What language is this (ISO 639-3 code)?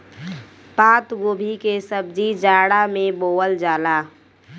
bho